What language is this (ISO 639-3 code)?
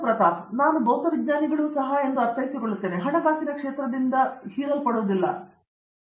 kan